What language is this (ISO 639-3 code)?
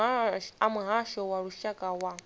ven